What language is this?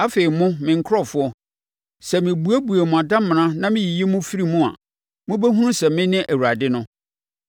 Akan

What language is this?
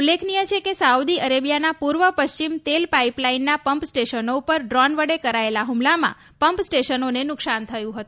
Gujarati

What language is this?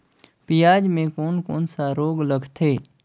Chhattisgarhi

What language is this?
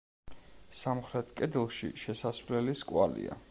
Georgian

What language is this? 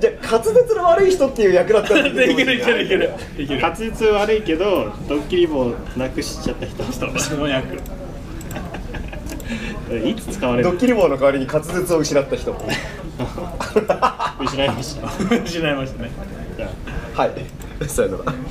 Japanese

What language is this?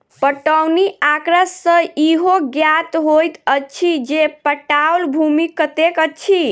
Maithili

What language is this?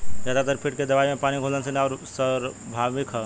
Bhojpuri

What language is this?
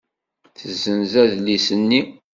Kabyle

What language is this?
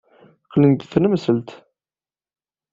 Kabyle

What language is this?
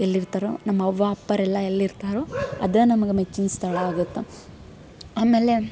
Kannada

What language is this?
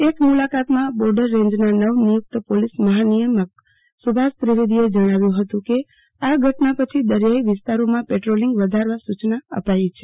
Gujarati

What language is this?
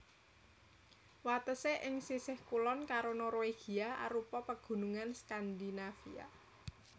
Javanese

